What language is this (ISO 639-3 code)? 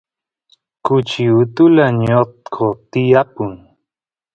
qus